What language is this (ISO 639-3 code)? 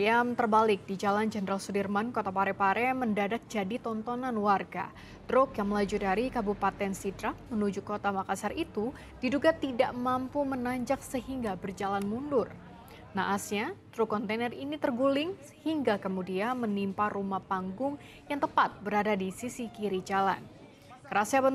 ind